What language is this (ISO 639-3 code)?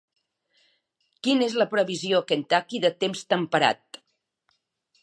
cat